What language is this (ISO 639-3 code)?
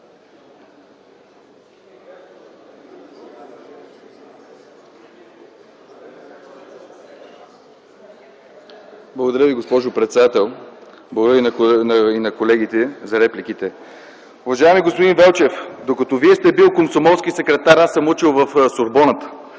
bul